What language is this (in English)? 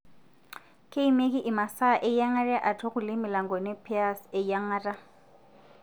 Masai